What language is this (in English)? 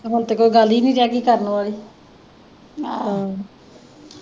Punjabi